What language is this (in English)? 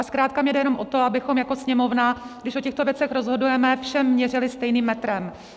Czech